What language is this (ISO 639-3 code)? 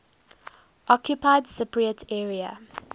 eng